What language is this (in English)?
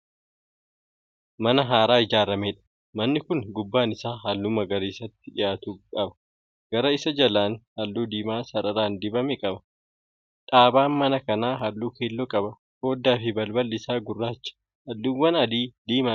Oromo